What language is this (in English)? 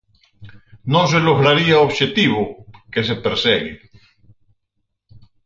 Galician